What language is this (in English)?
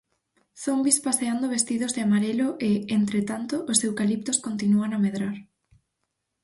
Galician